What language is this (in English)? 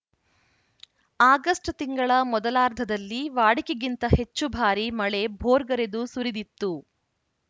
Kannada